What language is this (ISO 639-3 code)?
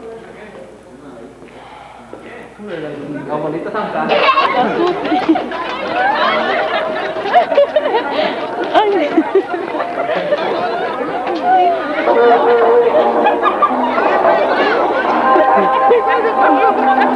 spa